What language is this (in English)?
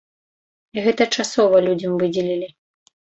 Belarusian